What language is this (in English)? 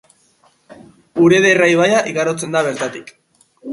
Basque